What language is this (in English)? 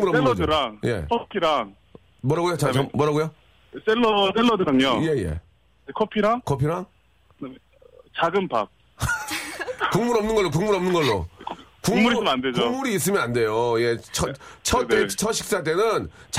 Korean